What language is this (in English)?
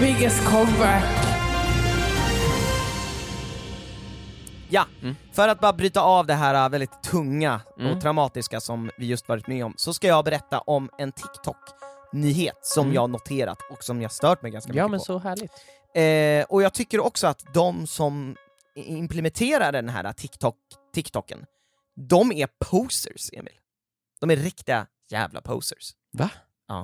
Swedish